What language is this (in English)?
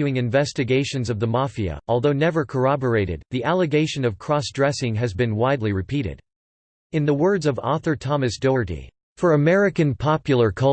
English